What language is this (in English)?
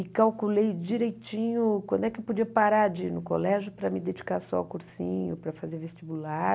Portuguese